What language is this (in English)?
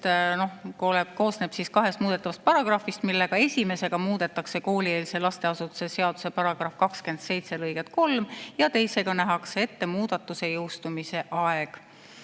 Estonian